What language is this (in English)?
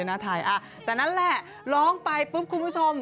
Thai